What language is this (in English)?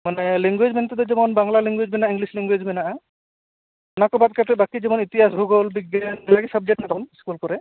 Santali